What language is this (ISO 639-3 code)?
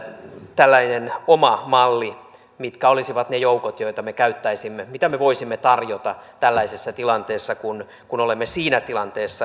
fin